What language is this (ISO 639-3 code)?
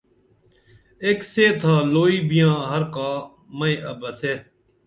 dml